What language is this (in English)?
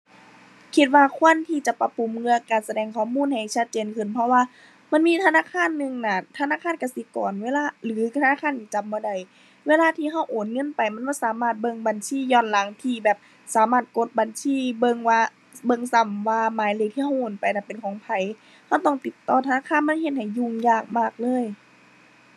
Thai